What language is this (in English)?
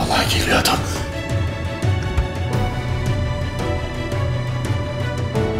Turkish